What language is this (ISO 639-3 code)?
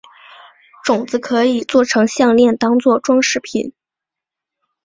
zho